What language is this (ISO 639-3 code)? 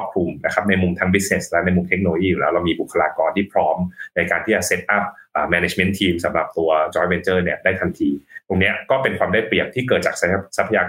tha